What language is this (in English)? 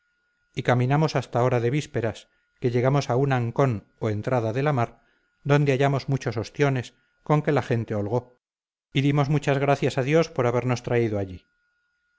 Spanish